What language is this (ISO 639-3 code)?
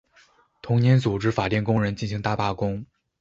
zho